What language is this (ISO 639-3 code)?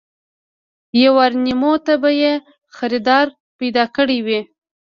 pus